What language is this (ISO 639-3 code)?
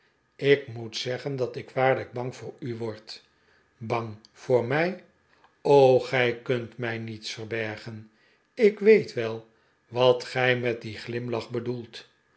nld